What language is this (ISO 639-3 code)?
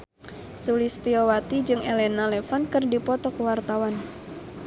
sun